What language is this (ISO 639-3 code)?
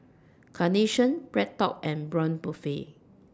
eng